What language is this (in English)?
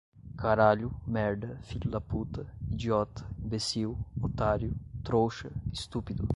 Portuguese